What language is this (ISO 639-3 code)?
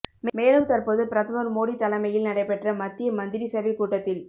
tam